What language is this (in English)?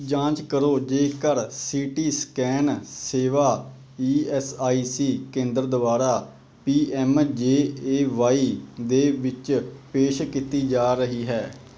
Punjabi